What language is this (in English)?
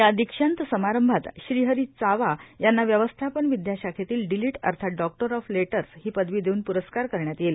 Marathi